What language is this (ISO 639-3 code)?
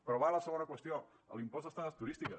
cat